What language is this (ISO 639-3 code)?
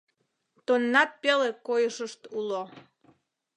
chm